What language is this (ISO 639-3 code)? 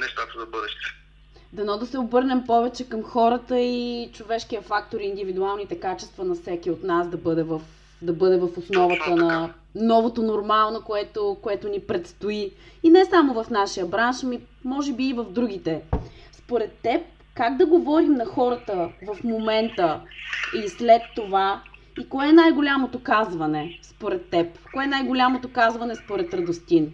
bul